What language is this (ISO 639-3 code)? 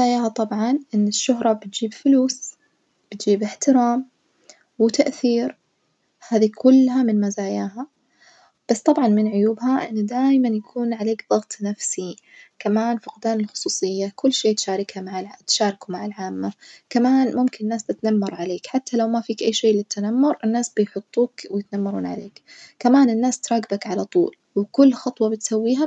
ars